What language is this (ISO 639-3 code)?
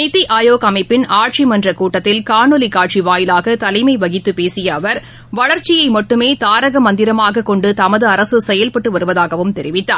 tam